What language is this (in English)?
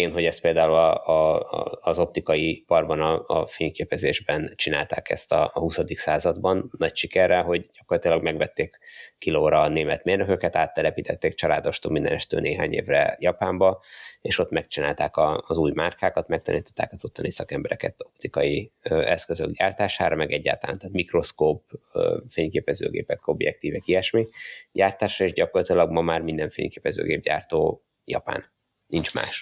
Hungarian